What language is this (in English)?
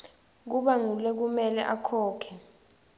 Swati